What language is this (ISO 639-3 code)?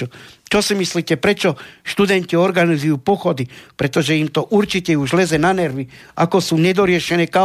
slk